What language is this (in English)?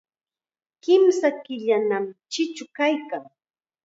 Chiquián Ancash Quechua